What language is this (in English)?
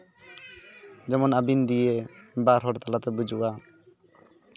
Santali